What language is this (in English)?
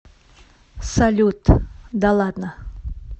Russian